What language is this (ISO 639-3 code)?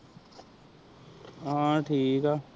pan